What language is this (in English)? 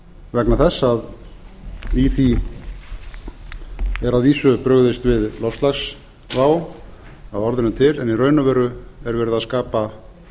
Icelandic